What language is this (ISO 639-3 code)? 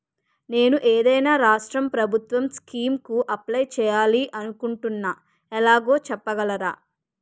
tel